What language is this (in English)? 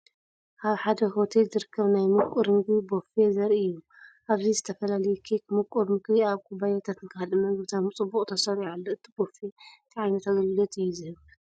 Tigrinya